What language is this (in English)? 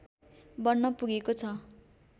Nepali